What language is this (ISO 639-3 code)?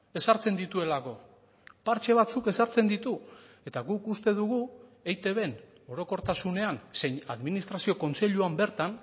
eus